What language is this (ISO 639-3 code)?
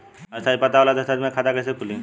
bho